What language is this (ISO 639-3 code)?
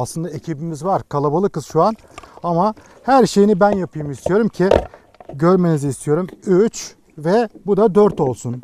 tur